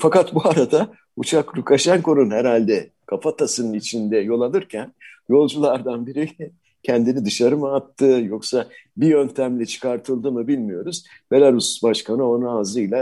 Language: Turkish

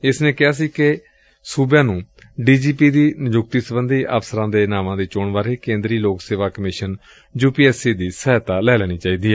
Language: Punjabi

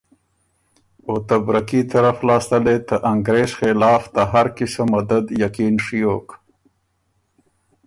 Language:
Ormuri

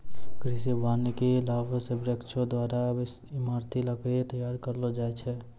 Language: Maithili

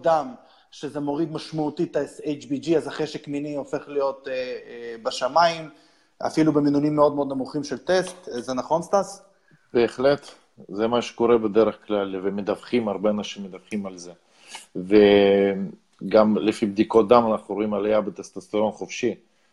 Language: Hebrew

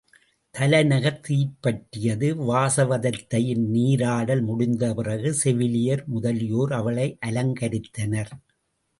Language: Tamil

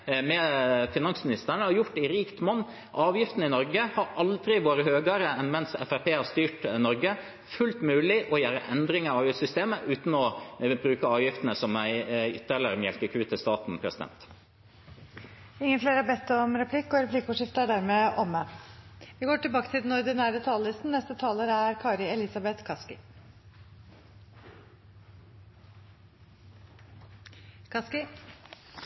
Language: Norwegian Bokmål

